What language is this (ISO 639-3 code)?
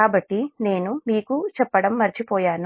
tel